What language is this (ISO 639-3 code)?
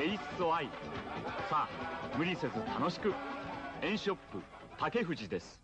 jpn